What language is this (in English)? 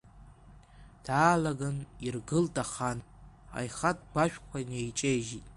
Abkhazian